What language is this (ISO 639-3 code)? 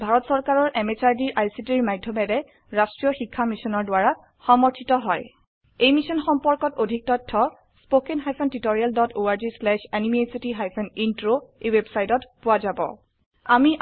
asm